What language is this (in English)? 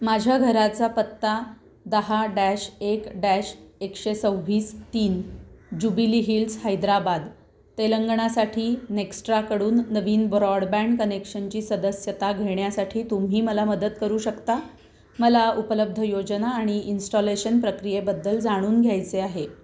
Marathi